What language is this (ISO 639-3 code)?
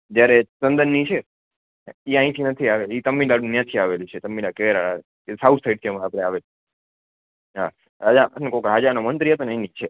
guj